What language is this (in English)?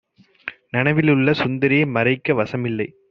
Tamil